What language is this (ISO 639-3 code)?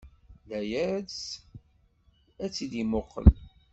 kab